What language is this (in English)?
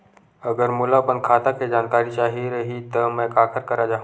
Chhattisgarhi